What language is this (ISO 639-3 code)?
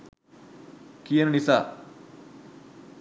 sin